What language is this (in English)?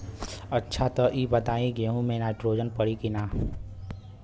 Bhojpuri